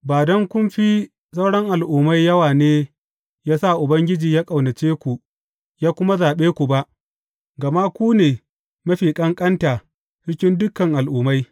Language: Hausa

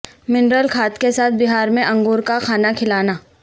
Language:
Urdu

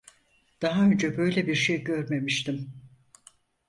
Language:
Turkish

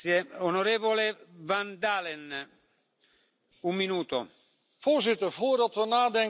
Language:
Dutch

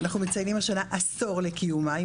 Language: Hebrew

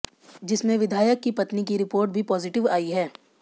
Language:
Hindi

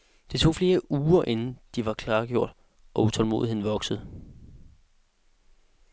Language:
Danish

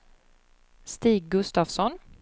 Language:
Swedish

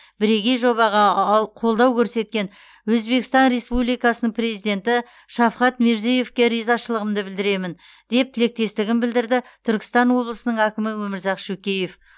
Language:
Kazakh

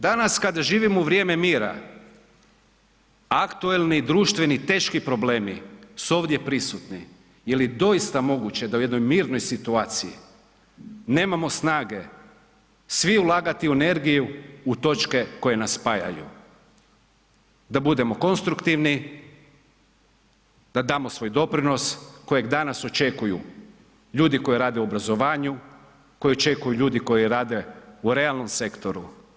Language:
Croatian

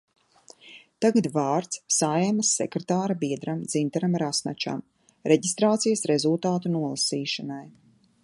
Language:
Latvian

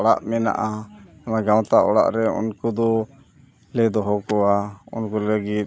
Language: Santali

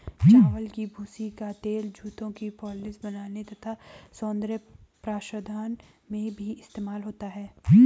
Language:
Hindi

